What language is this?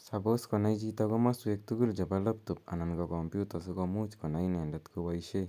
Kalenjin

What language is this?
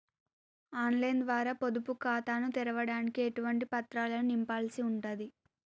Telugu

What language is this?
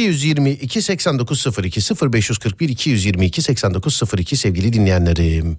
Turkish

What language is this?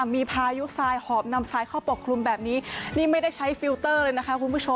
Thai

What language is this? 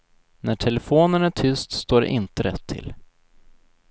Swedish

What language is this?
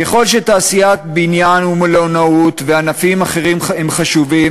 Hebrew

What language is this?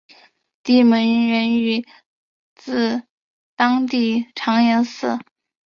Chinese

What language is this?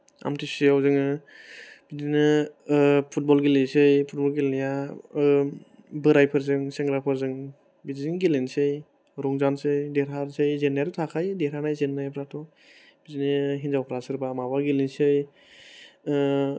Bodo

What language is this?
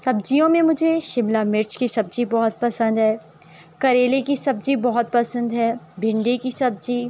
Urdu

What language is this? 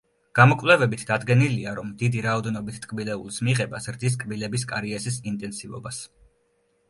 Georgian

